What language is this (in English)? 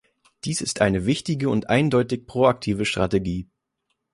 German